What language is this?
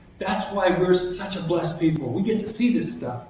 English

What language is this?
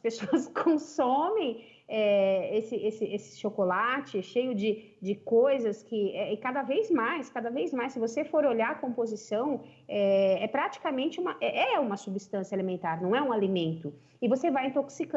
Portuguese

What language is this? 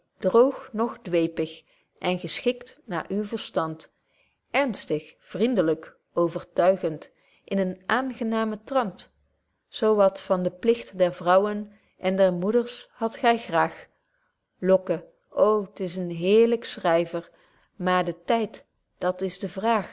Dutch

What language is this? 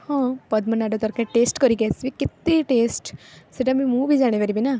Odia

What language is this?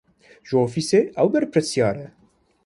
Kurdish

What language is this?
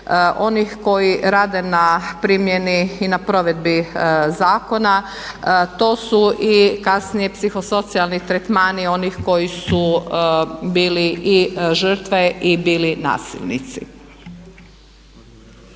Croatian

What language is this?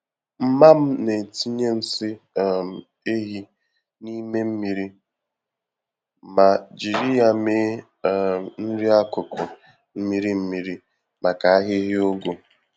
Igbo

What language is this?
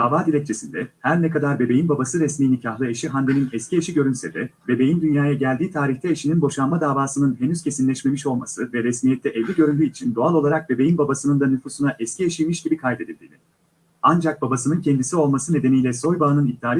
Turkish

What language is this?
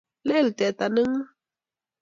Kalenjin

